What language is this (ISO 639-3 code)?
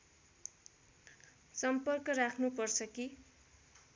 nep